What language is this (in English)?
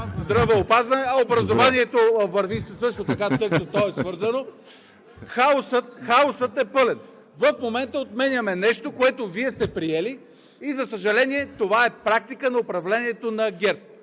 Bulgarian